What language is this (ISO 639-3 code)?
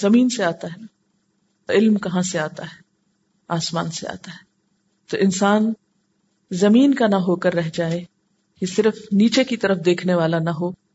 urd